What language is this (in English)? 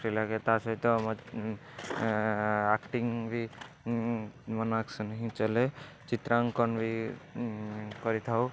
Odia